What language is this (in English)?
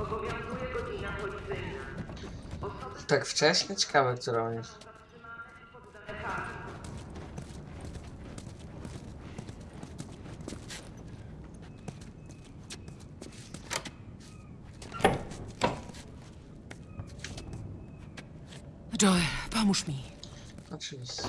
Polish